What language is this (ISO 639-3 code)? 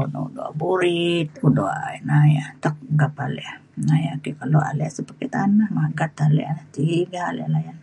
xkl